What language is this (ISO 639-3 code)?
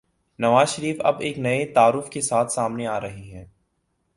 urd